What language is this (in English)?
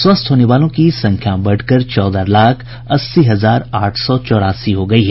Hindi